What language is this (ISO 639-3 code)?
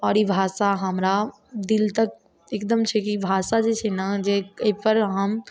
mai